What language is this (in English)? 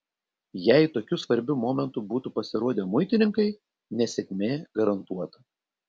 Lithuanian